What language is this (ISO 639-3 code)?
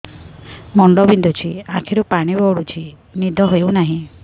ori